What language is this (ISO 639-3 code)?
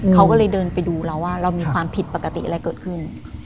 tha